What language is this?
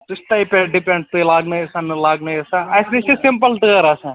Kashmiri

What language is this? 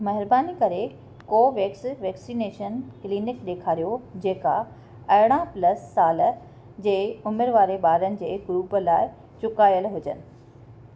Sindhi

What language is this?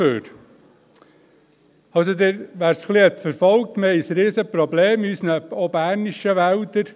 Swiss German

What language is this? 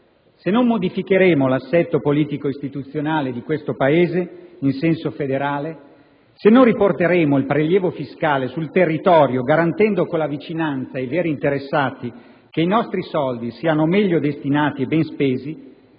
Italian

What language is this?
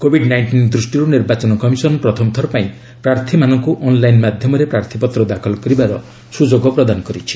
Odia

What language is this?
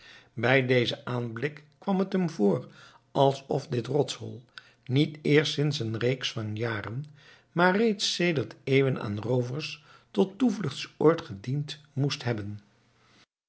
Dutch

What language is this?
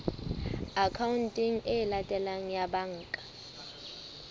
Southern Sotho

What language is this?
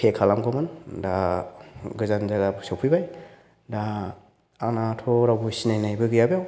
Bodo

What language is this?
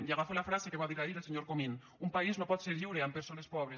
Catalan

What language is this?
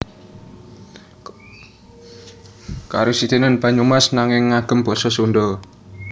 Javanese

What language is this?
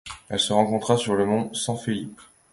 French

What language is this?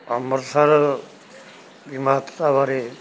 Punjabi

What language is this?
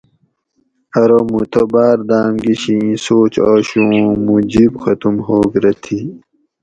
Gawri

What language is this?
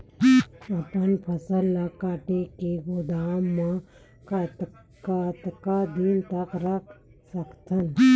Chhattisgarhi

